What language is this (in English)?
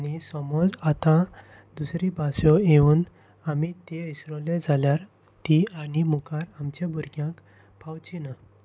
Konkani